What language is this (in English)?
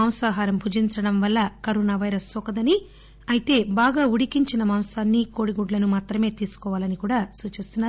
Telugu